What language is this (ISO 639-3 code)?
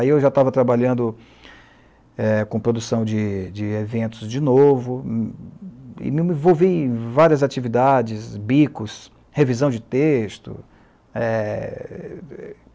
por